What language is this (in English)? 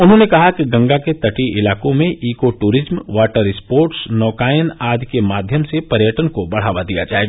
Hindi